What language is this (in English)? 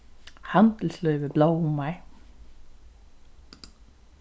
Faroese